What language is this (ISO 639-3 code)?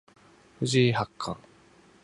jpn